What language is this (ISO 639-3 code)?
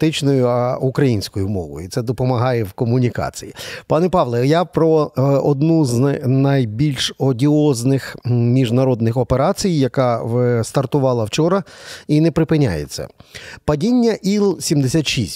ukr